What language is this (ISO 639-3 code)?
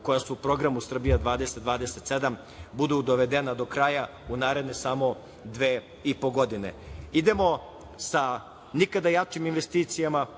srp